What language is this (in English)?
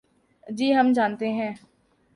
Urdu